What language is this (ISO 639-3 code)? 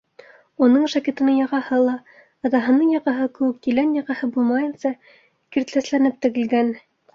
bak